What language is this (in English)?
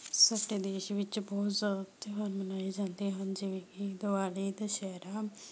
Punjabi